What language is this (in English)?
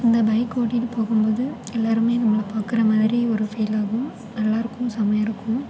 Tamil